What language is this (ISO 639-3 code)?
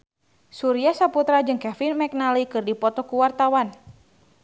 sun